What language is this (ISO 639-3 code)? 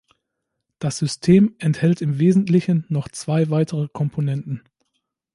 deu